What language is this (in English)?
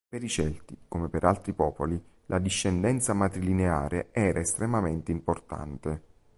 Italian